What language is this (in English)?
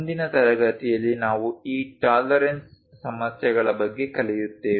Kannada